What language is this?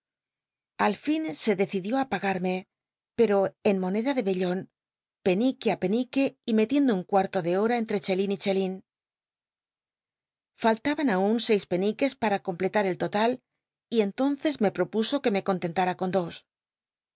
Spanish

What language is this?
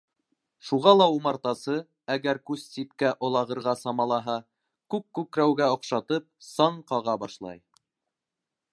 Bashkir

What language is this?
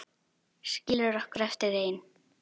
Icelandic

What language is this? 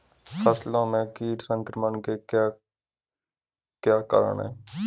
Hindi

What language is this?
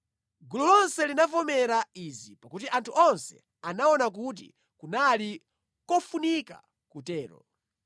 Nyanja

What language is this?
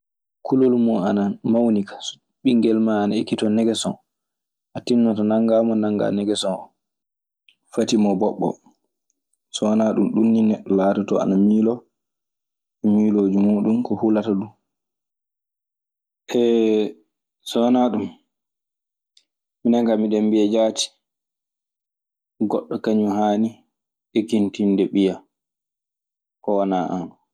Maasina Fulfulde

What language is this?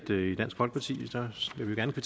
Danish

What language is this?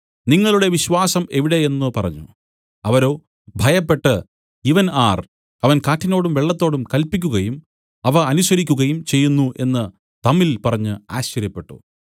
Malayalam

